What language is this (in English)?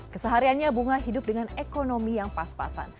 Indonesian